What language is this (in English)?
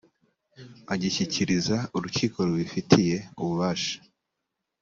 Kinyarwanda